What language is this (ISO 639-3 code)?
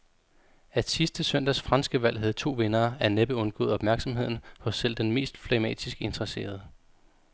dan